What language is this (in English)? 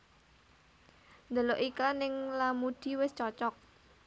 Javanese